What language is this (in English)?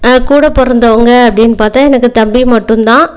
Tamil